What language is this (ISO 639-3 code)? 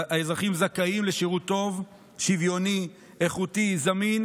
heb